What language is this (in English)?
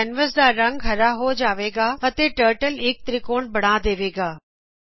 Punjabi